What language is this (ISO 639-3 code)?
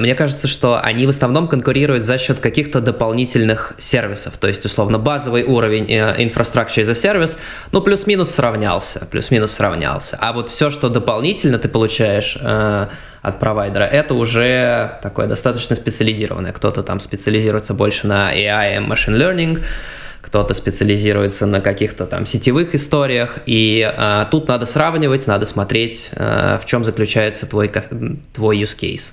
rus